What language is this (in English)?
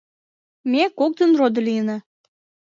Mari